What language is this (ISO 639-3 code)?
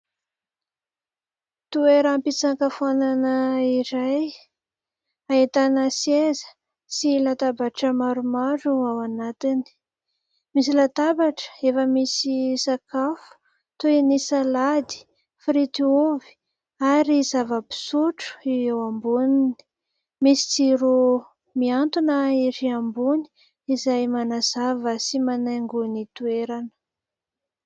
mlg